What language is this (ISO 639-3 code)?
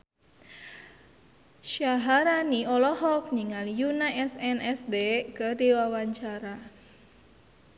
sun